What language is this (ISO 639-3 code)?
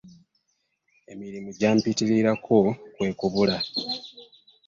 lug